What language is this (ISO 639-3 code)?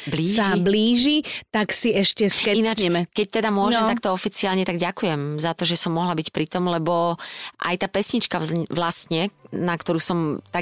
slk